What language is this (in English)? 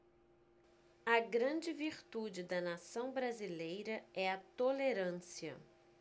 Portuguese